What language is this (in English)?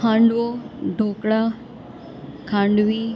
Gujarati